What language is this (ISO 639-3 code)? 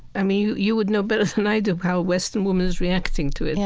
eng